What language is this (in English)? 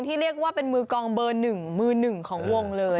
Thai